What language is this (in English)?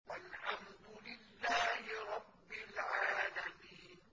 Arabic